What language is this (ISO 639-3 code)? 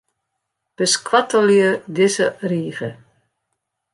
fry